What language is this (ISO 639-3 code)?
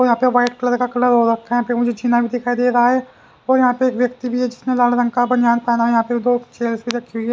hin